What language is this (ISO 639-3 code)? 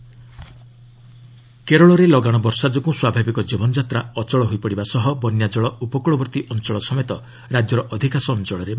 ori